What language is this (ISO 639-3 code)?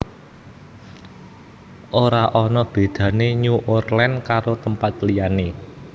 jav